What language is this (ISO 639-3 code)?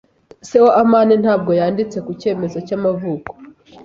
kin